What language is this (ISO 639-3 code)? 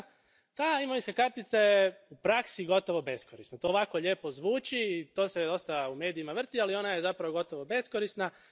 hrv